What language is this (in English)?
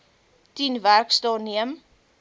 Afrikaans